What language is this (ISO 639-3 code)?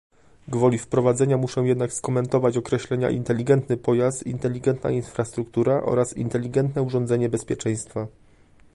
pol